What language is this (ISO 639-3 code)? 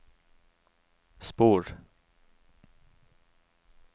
nor